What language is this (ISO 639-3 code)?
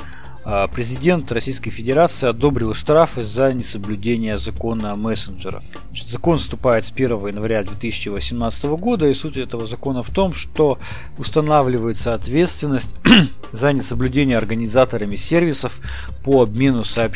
rus